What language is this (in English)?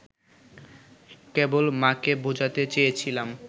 Bangla